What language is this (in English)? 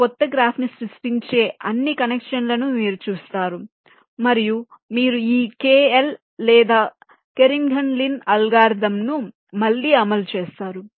Telugu